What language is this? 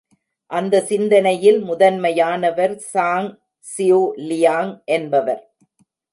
Tamil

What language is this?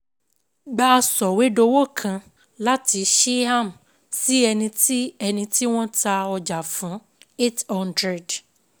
Yoruba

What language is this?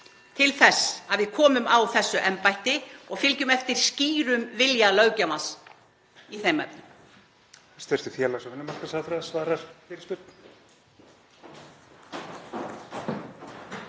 Icelandic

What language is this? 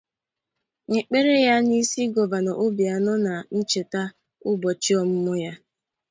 Igbo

